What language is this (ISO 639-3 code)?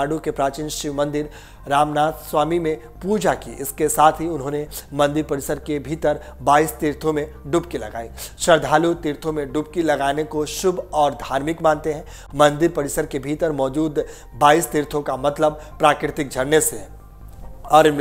hin